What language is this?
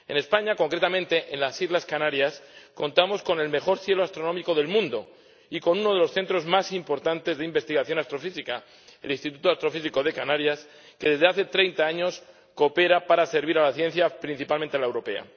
Spanish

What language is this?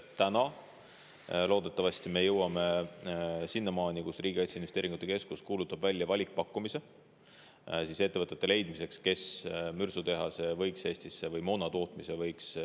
Estonian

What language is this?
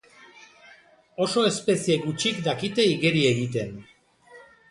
Basque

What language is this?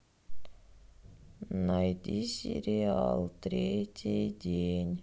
Russian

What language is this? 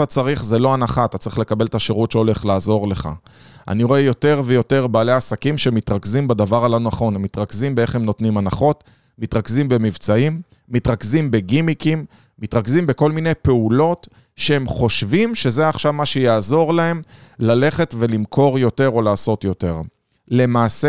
Hebrew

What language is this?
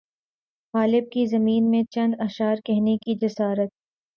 Urdu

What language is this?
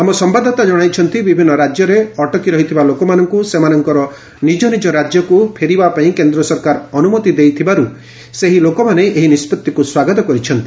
Odia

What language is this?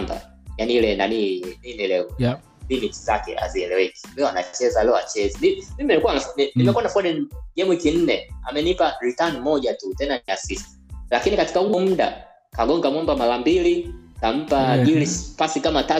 Swahili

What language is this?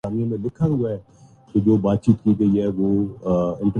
Urdu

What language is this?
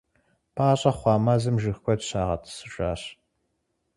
Kabardian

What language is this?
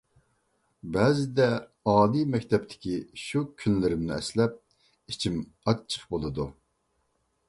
Uyghur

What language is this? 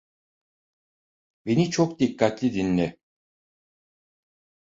Turkish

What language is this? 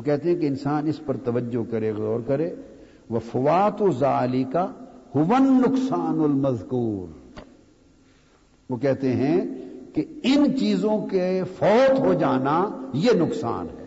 Urdu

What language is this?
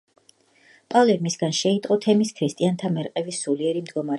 Georgian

